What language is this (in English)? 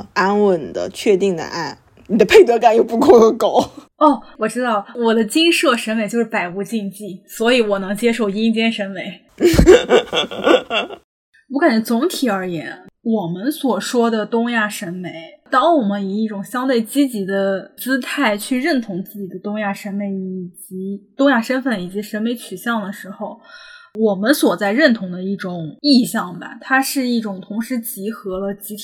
Chinese